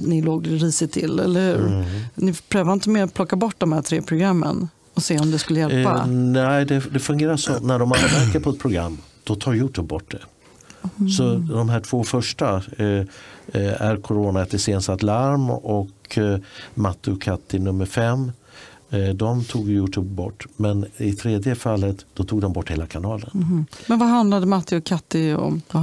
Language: Swedish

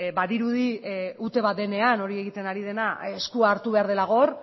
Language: Basque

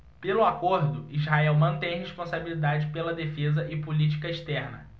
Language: Portuguese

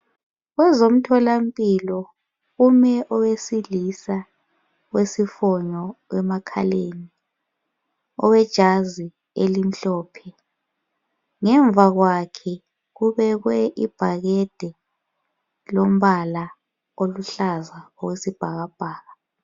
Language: North Ndebele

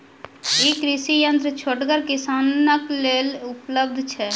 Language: Maithili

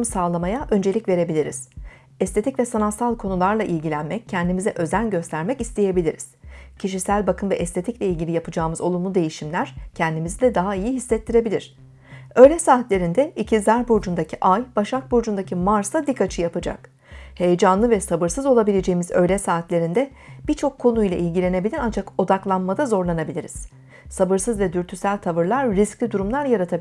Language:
Turkish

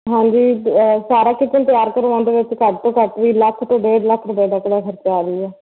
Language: Punjabi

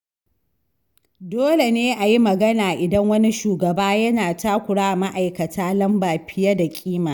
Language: Hausa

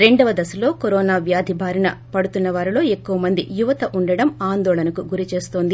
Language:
Telugu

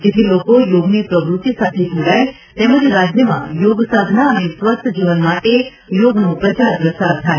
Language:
Gujarati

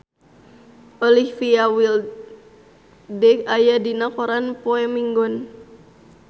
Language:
Sundanese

